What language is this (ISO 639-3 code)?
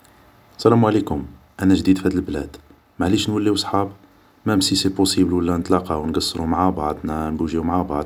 arq